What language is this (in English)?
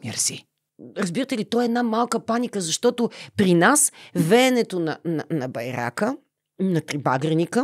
Bulgarian